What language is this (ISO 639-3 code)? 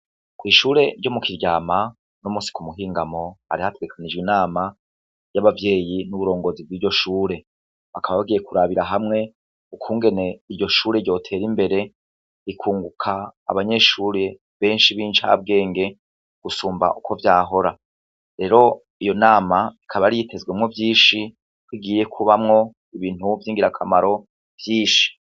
run